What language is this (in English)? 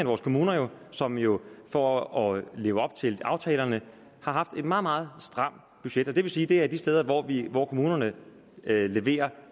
Danish